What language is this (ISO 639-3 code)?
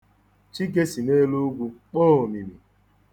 ibo